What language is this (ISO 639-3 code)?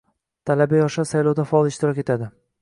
uzb